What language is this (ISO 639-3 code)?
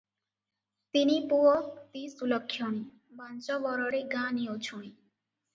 ori